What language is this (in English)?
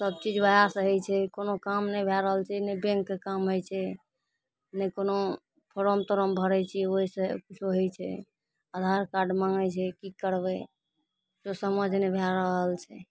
Maithili